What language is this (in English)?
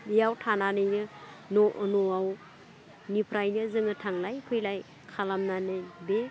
Bodo